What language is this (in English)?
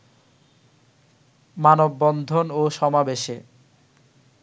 Bangla